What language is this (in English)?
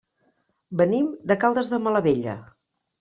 Catalan